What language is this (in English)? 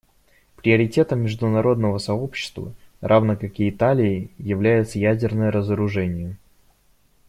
Russian